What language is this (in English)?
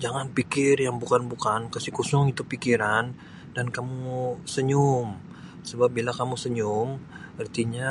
Sabah Malay